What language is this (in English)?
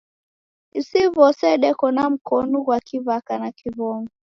Taita